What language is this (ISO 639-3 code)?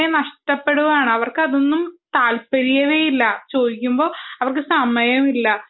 mal